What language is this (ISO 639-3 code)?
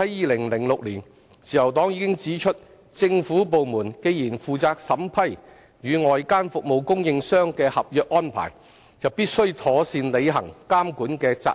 yue